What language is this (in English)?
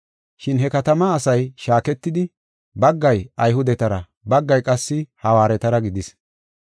Gofa